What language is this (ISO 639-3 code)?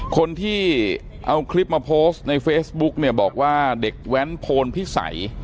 tha